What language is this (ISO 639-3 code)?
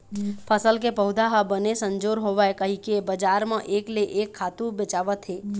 hne